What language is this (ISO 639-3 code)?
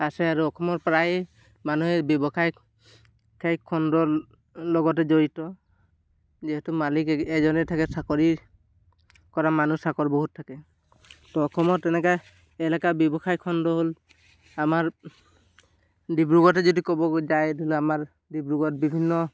asm